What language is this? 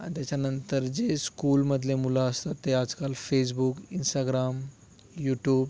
Marathi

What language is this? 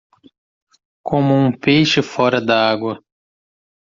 Portuguese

